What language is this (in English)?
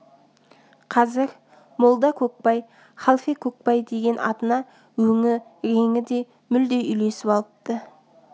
Kazakh